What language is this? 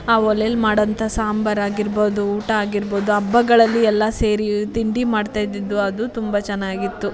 Kannada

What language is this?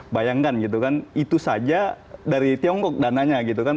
Indonesian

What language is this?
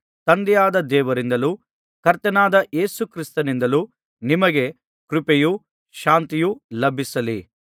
Kannada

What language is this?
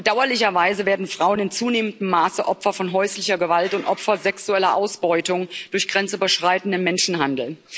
German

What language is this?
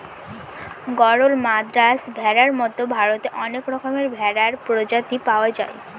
Bangla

